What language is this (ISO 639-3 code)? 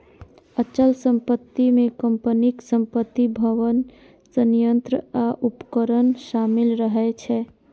mai